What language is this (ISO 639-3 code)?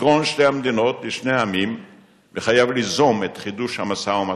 heb